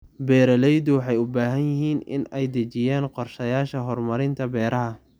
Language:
Somali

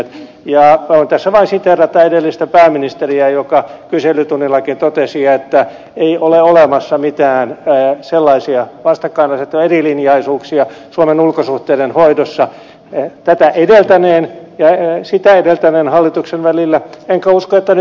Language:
Finnish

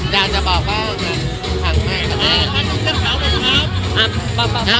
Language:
Thai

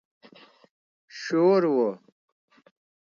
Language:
Pashto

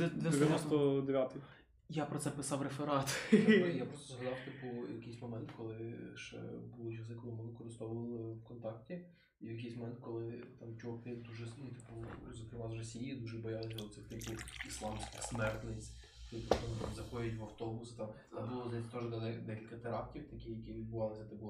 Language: Ukrainian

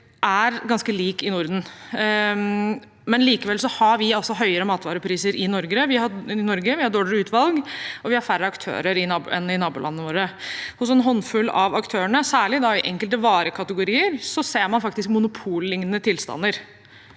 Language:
Norwegian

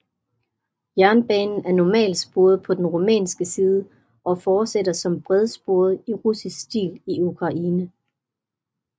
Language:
Danish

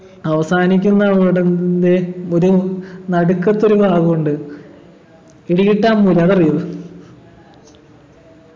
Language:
Malayalam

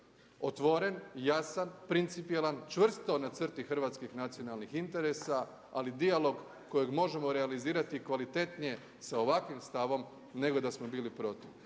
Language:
Croatian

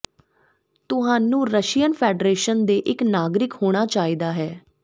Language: Punjabi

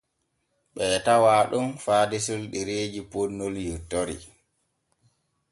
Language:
Borgu Fulfulde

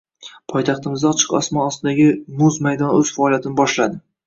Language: Uzbek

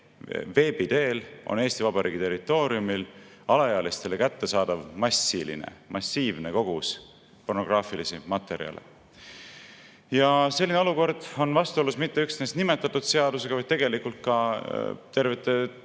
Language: Estonian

